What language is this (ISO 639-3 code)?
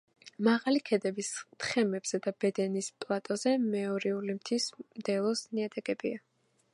kat